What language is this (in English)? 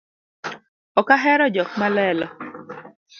Luo (Kenya and Tanzania)